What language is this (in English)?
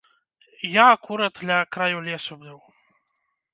Belarusian